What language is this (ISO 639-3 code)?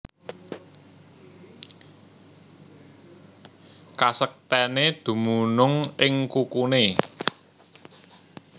jav